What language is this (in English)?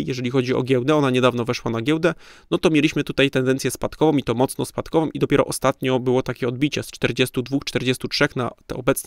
Polish